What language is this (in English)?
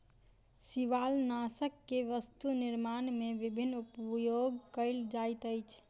Maithili